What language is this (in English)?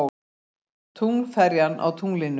Icelandic